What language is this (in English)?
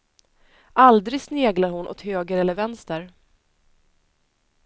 Swedish